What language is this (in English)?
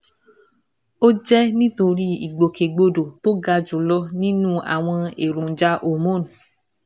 Yoruba